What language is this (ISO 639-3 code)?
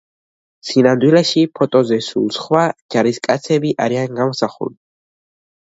kat